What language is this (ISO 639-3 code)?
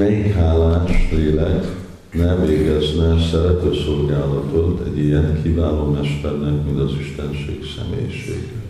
hun